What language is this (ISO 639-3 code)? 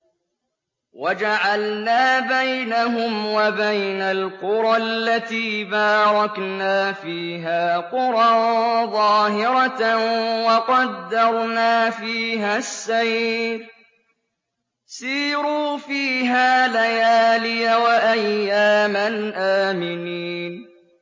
ara